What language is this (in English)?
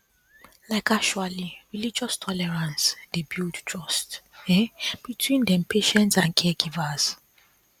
Nigerian Pidgin